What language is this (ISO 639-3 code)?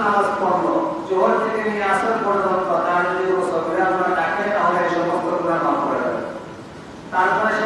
ben